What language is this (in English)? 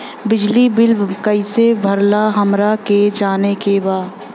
Bhojpuri